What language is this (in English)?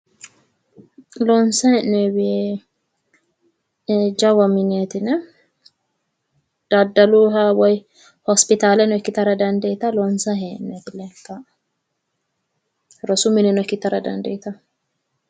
Sidamo